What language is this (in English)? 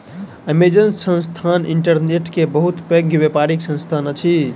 Maithili